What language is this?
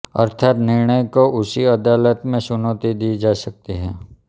Hindi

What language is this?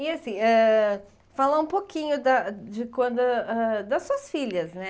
Portuguese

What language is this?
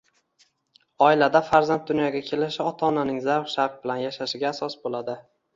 Uzbek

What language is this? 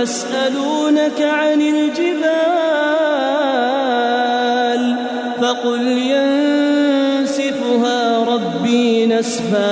Arabic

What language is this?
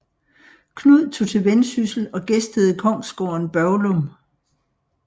Danish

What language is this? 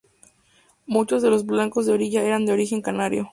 Spanish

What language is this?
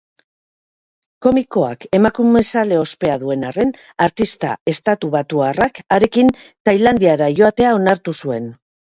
Basque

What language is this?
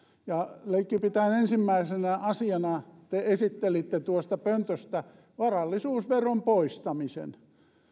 Finnish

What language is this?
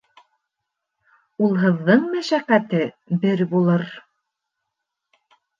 Bashkir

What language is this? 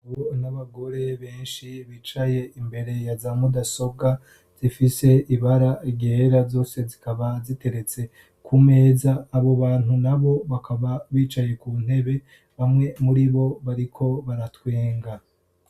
Rundi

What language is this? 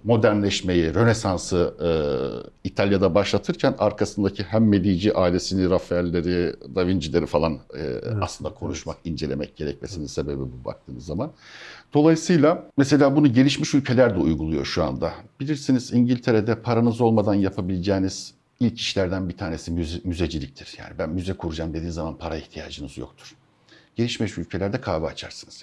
Turkish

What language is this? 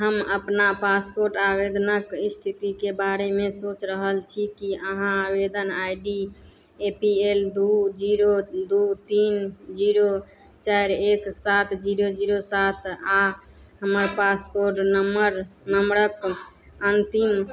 Maithili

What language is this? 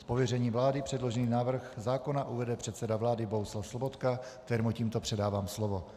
Czech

